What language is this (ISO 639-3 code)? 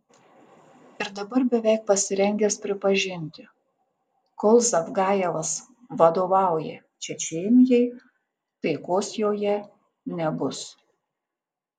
lit